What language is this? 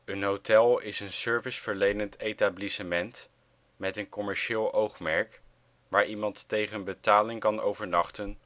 Dutch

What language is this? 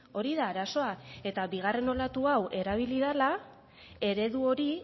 Basque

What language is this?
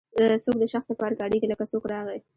Pashto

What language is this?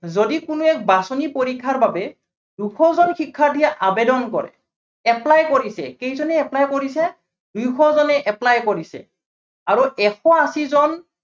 Assamese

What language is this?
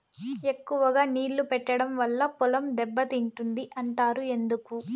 Telugu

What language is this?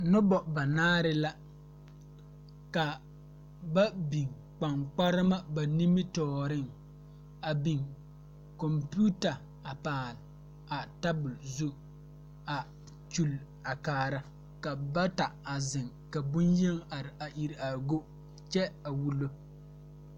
Southern Dagaare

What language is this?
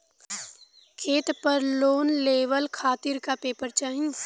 Bhojpuri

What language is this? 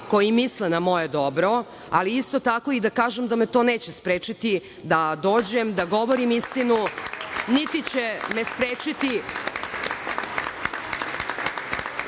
Serbian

